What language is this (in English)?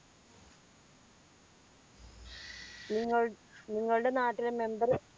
Malayalam